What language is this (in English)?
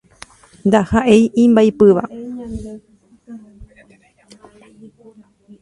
Guarani